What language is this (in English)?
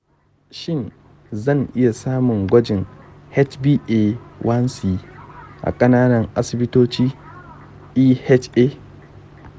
Hausa